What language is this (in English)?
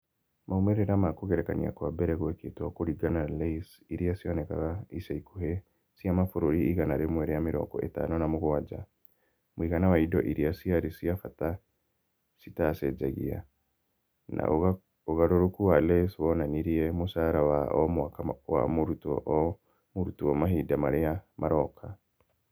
Kikuyu